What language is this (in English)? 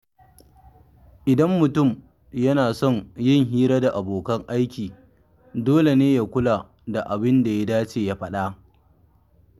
Hausa